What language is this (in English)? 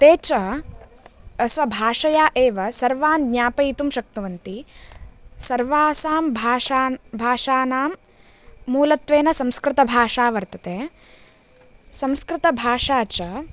Sanskrit